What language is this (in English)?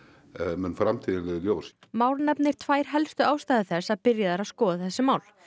Icelandic